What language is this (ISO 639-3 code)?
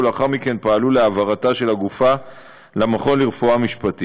heb